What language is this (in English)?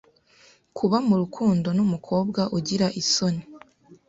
Kinyarwanda